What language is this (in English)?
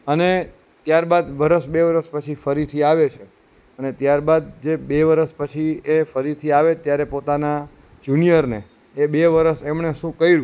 Gujarati